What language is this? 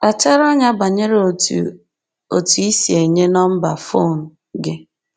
Igbo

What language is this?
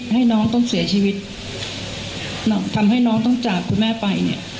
Thai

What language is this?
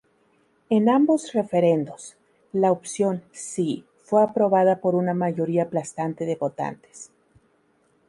Spanish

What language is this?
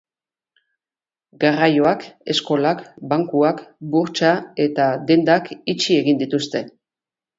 Basque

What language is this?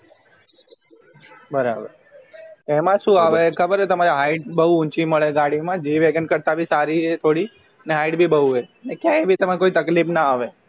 Gujarati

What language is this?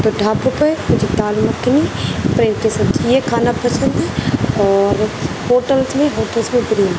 Urdu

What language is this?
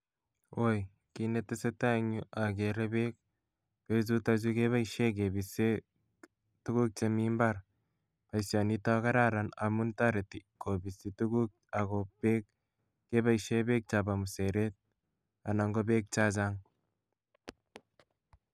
Kalenjin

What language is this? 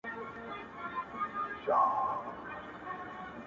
Pashto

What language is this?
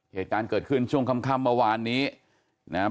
Thai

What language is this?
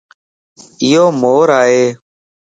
Lasi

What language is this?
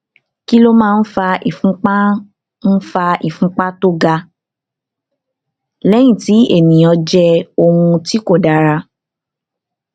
Yoruba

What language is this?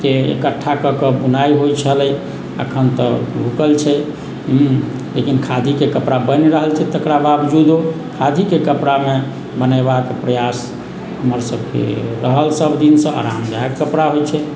Maithili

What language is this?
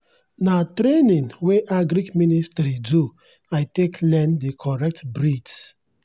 Nigerian Pidgin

